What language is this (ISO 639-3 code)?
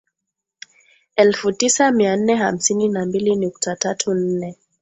swa